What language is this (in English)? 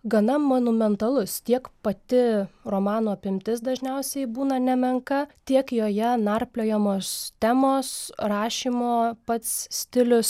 Lithuanian